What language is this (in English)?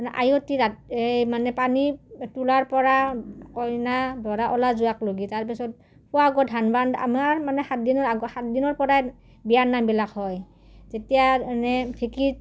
Assamese